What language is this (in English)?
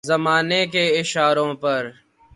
Urdu